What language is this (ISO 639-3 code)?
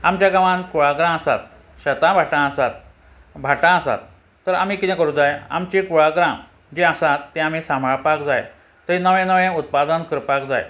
kok